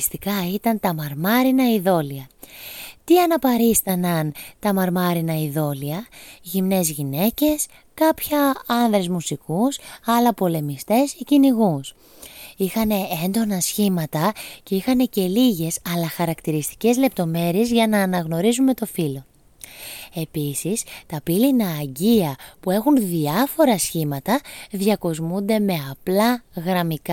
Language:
Greek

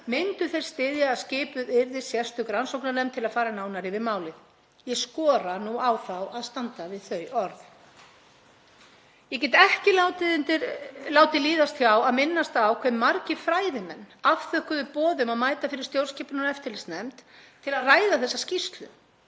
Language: Icelandic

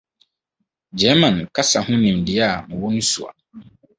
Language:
Akan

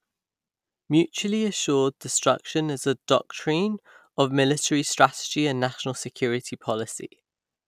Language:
English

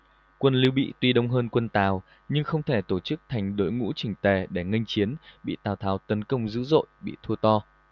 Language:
Vietnamese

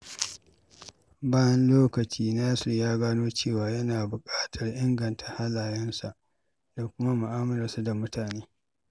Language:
Hausa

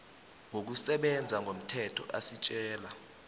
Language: South Ndebele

